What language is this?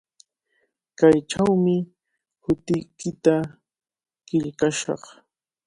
Cajatambo North Lima Quechua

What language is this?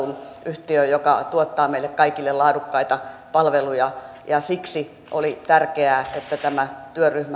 Finnish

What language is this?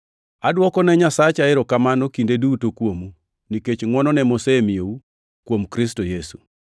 Luo (Kenya and Tanzania)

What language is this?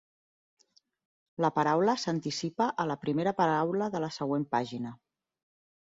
Catalan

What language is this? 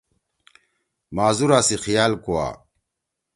Torwali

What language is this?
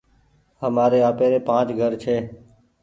Goaria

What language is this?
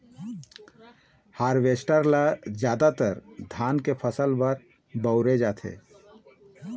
Chhattisgarhi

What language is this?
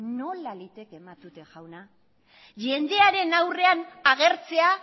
Basque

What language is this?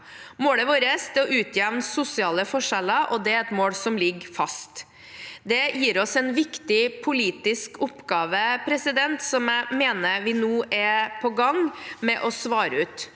Norwegian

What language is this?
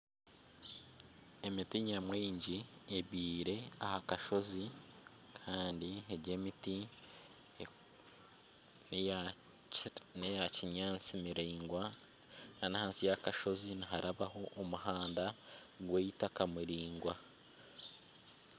Nyankole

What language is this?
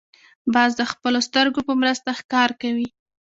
Pashto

